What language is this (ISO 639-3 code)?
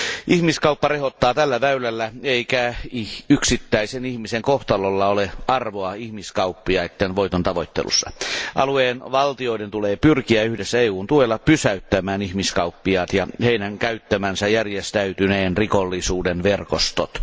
fin